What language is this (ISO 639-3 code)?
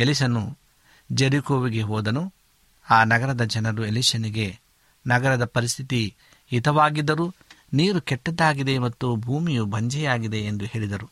kan